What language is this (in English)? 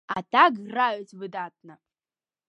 Belarusian